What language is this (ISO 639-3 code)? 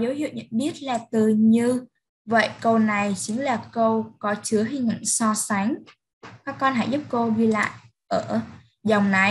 vie